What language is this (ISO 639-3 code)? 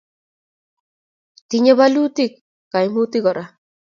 kln